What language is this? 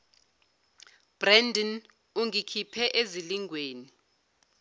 Zulu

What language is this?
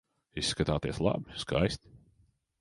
Latvian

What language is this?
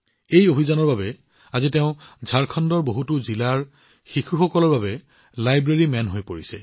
Assamese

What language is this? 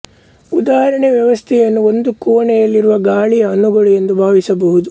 Kannada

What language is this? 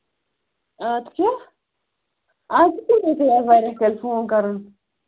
Kashmiri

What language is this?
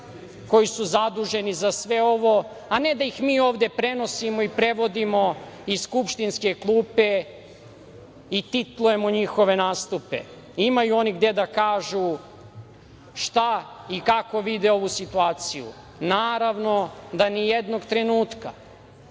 Serbian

